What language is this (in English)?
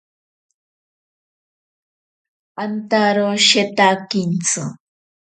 Ashéninka Perené